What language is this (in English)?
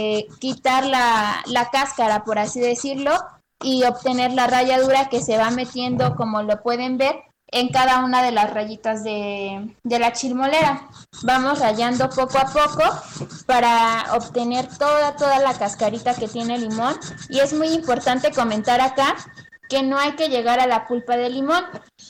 Spanish